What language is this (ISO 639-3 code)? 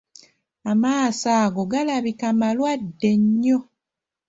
lug